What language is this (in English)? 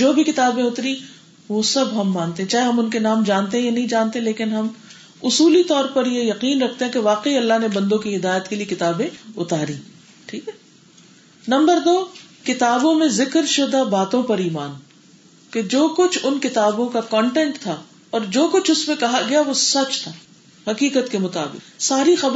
Urdu